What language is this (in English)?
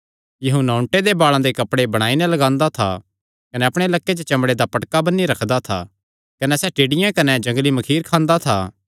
Kangri